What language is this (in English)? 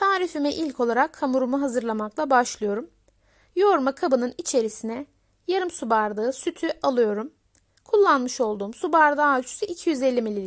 Turkish